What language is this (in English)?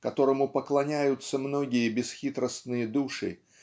Russian